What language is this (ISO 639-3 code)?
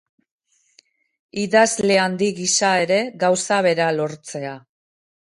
eus